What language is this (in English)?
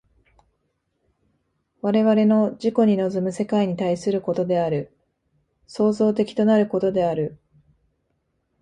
Japanese